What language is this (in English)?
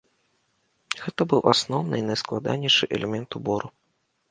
Belarusian